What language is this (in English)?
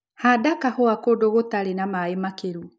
Kikuyu